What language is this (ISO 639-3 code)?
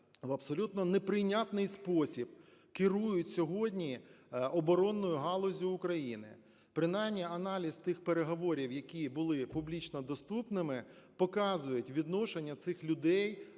ukr